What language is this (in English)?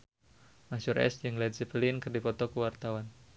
Sundanese